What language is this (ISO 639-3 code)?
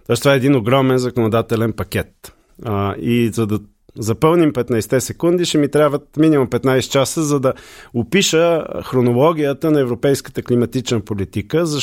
bul